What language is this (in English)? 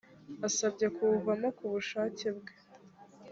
Kinyarwanda